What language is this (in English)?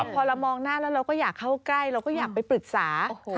Thai